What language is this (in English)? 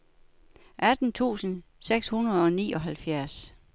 Danish